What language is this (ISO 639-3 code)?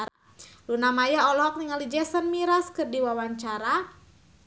sun